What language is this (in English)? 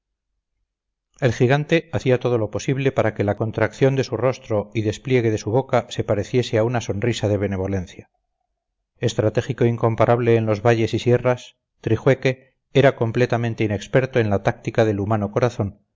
Spanish